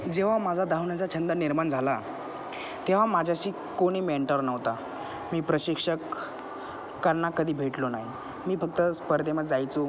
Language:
Marathi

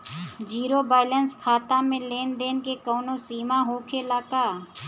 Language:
Bhojpuri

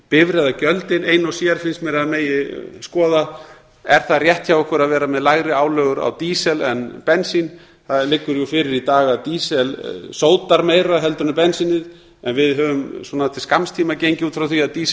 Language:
Icelandic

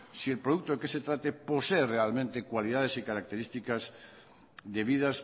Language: Spanish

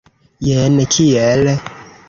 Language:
Esperanto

